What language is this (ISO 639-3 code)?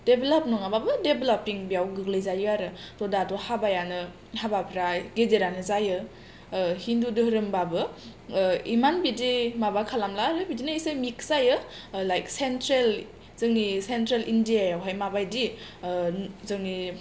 brx